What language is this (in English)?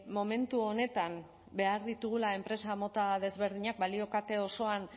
Basque